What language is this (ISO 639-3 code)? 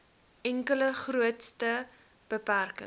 afr